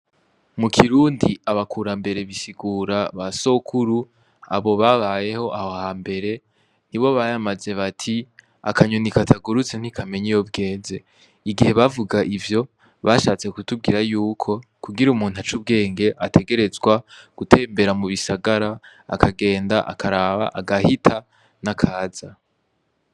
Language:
Rundi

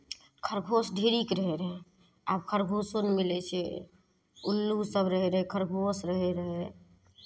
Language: Maithili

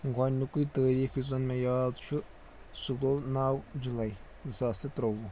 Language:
Kashmiri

